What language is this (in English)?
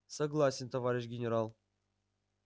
Russian